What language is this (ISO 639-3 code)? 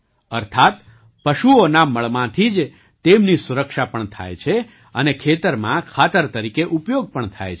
guj